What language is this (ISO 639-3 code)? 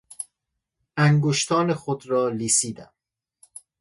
fas